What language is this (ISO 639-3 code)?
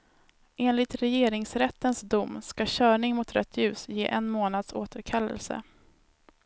swe